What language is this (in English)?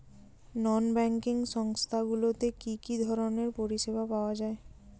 Bangla